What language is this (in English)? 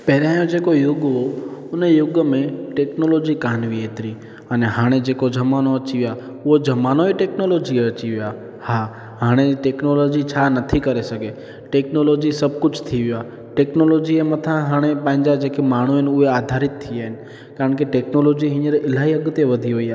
Sindhi